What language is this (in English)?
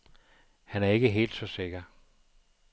Danish